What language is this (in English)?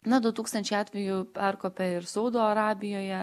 Lithuanian